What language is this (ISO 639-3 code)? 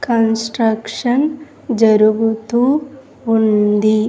tel